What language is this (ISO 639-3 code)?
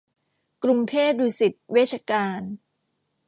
tha